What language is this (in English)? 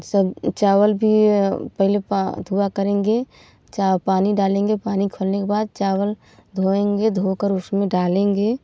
Hindi